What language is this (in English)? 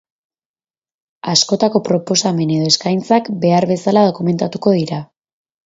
Basque